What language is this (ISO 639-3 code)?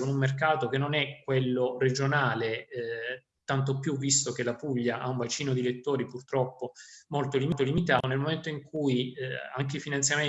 ita